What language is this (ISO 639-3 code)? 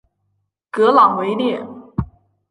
zho